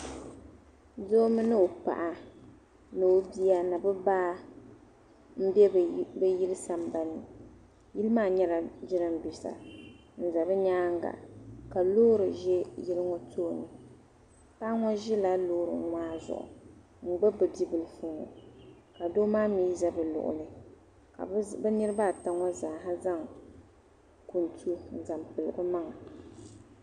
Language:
Dagbani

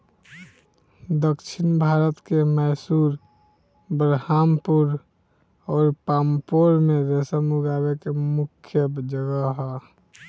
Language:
Bhojpuri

